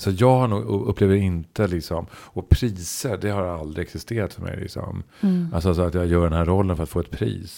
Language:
Swedish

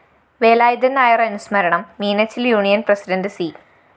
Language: Malayalam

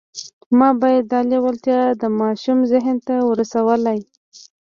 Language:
Pashto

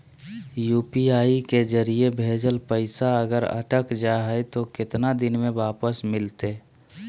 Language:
Magahi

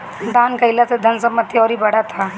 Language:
Bhojpuri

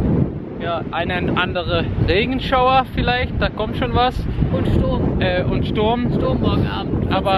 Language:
German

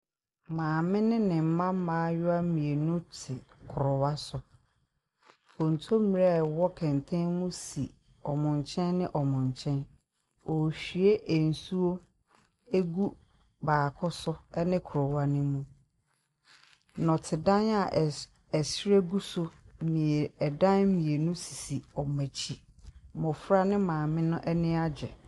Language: Akan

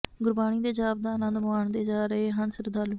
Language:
Punjabi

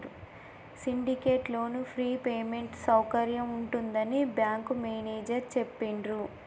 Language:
Telugu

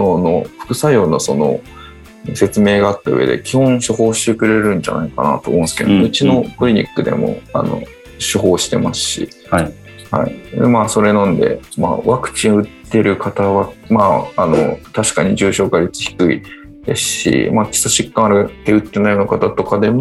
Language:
Japanese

